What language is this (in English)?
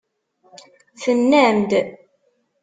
Kabyle